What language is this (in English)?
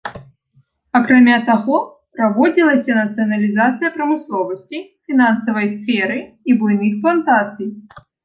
Belarusian